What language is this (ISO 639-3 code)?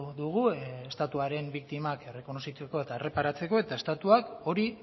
eus